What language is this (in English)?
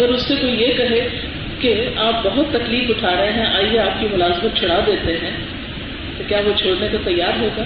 Urdu